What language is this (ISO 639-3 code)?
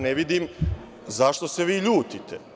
srp